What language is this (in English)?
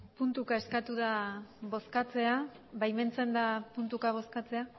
Basque